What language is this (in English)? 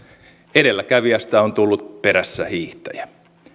Finnish